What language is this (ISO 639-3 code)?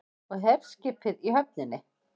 isl